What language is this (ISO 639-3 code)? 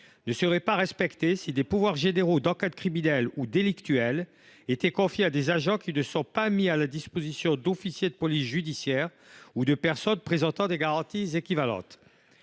fra